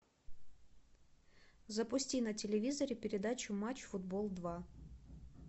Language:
Russian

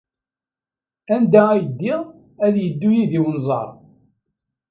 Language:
Kabyle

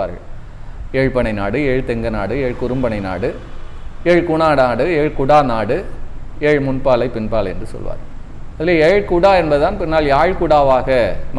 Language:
Tamil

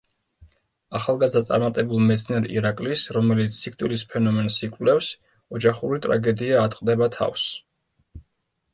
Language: Georgian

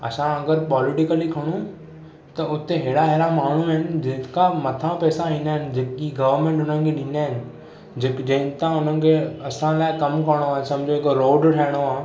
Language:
Sindhi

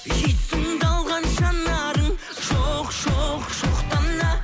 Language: Kazakh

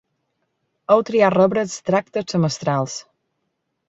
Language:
Catalan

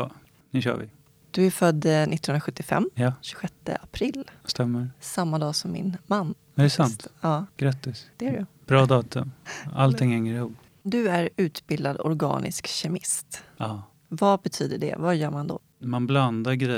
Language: Swedish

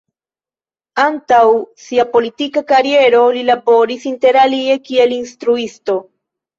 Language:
Esperanto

